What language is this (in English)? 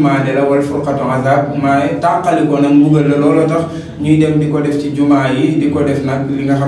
Romanian